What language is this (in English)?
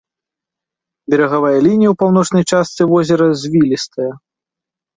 Belarusian